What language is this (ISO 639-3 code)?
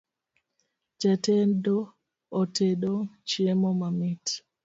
luo